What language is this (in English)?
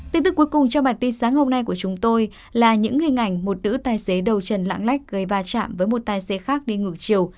Vietnamese